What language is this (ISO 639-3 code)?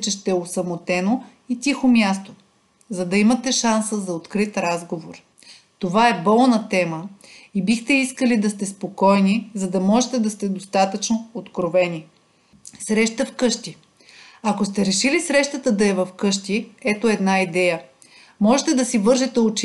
bul